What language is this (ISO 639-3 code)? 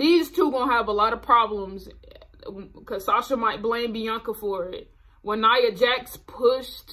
eng